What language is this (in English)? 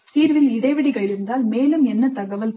Tamil